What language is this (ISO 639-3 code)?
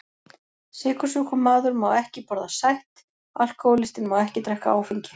isl